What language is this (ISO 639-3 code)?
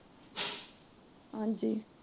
pan